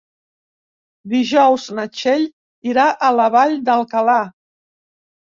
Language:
Catalan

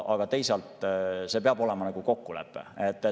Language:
Estonian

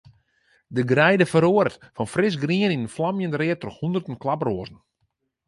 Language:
Western Frisian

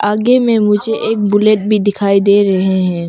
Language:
Hindi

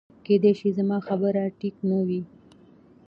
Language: Pashto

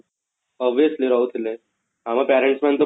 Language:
Odia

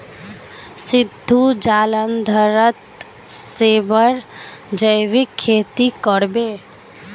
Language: Magahi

